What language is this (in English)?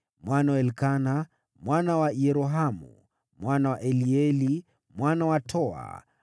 Swahili